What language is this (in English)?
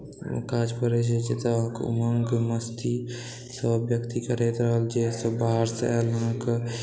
Maithili